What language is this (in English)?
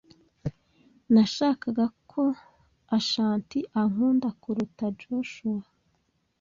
Kinyarwanda